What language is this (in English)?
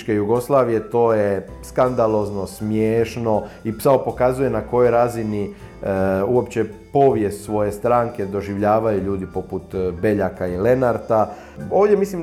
Croatian